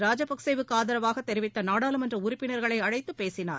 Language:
Tamil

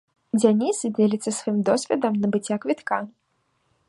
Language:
Belarusian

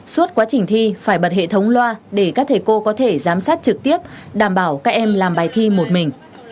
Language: Vietnamese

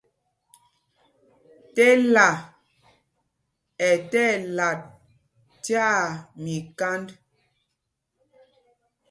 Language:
Mpumpong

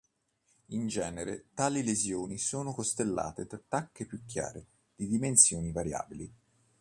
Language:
Italian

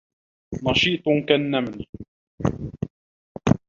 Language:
Arabic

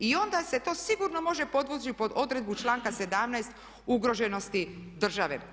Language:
Croatian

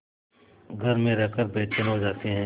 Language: Hindi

